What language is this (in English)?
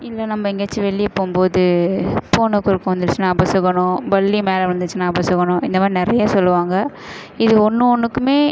Tamil